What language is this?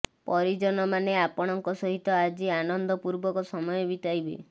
Odia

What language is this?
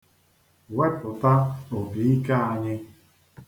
Igbo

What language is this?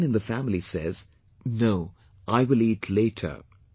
English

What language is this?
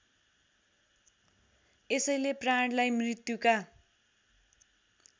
Nepali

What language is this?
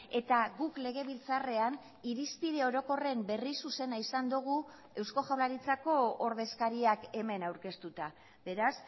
Basque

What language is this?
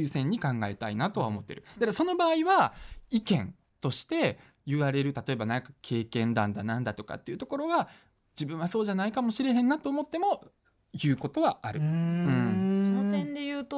Japanese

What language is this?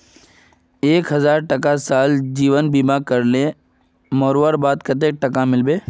Magahi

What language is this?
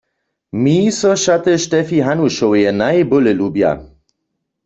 Upper Sorbian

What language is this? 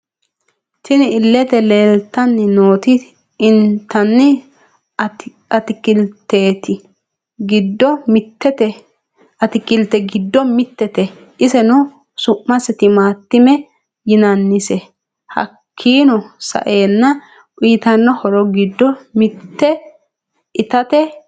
Sidamo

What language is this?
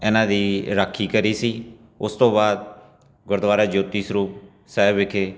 Punjabi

